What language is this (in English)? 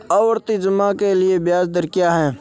Hindi